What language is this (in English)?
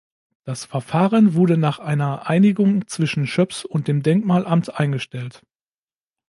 German